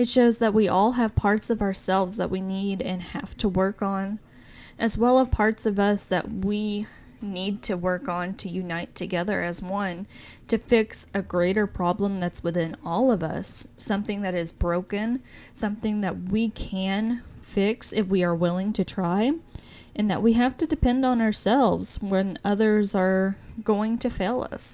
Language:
English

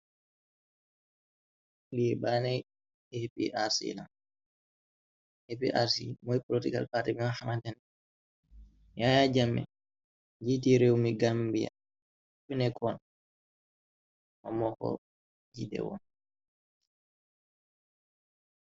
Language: Wolof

